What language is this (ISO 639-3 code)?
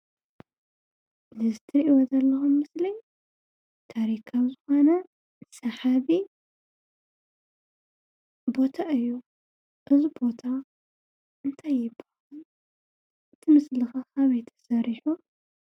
tir